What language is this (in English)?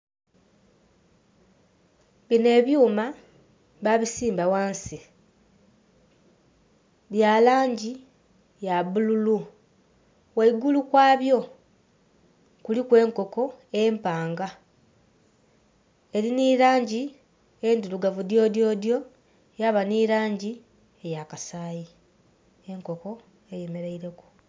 Soga